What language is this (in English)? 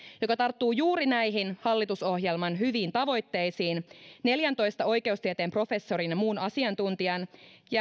Finnish